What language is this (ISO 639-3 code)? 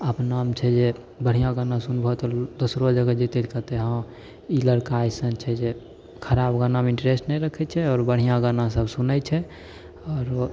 mai